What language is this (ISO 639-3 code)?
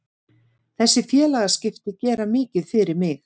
isl